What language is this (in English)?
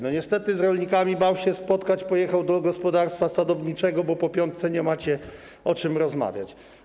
Polish